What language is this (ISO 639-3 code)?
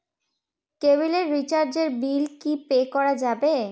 ben